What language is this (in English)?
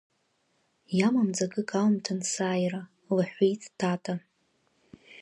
Abkhazian